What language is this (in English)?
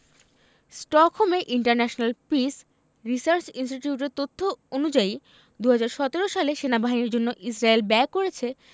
Bangla